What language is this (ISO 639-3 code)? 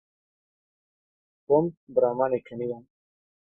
kur